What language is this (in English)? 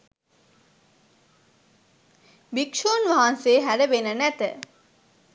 Sinhala